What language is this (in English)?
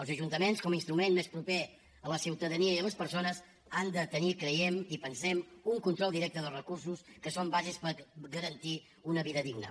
Catalan